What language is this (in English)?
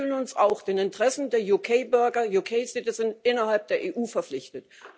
German